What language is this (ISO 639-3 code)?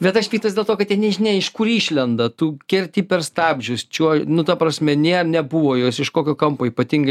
lit